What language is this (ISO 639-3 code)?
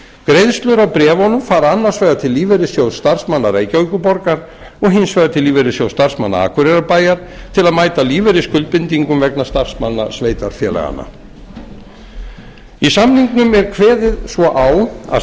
isl